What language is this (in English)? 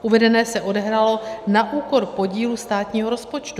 Czech